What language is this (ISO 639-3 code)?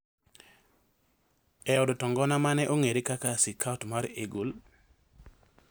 luo